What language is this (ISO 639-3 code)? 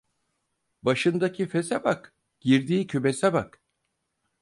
tur